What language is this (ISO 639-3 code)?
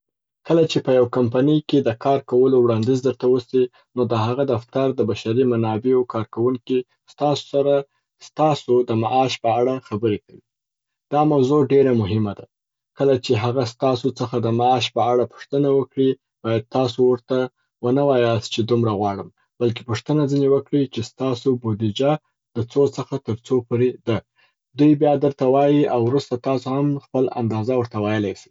pbt